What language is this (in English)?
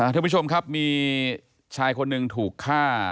Thai